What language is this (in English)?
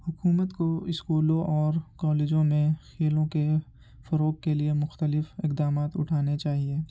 Urdu